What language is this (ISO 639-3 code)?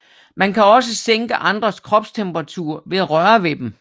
dan